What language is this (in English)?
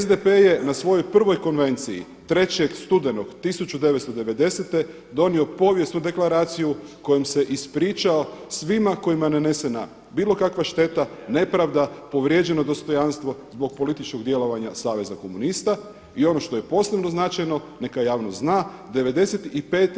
Croatian